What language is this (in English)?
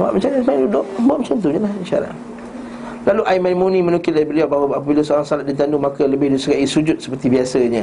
Malay